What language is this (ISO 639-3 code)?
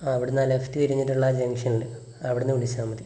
mal